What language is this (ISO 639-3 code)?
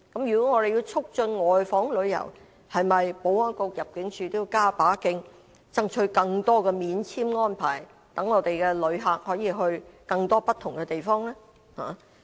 yue